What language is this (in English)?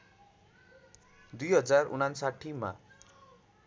Nepali